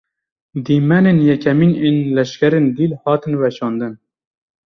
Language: Kurdish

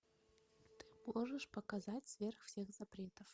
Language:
Russian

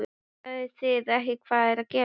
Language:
Icelandic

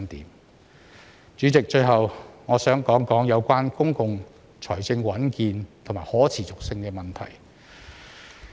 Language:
Cantonese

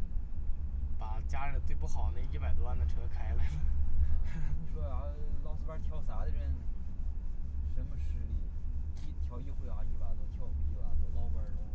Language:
Chinese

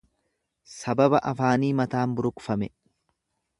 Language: Oromo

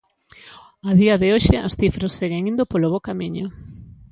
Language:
Galician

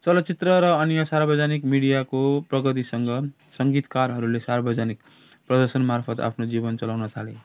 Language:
Nepali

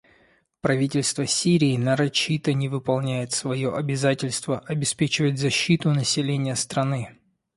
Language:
Russian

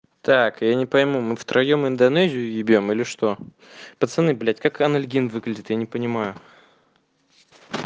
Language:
Russian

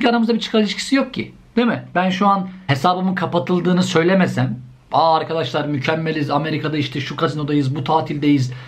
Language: Turkish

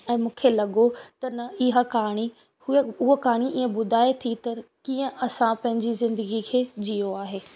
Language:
Sindhi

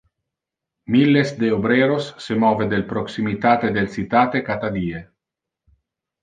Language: Interlingua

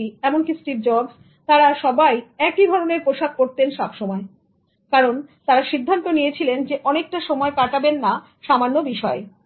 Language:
Bangla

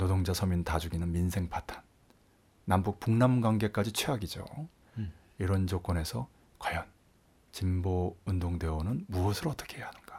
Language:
Korean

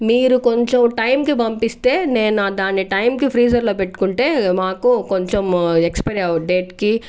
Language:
Telugu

